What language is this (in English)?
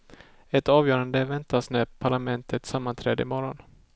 Swedish